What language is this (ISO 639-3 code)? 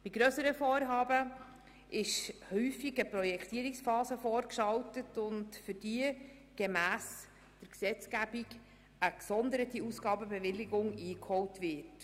gsw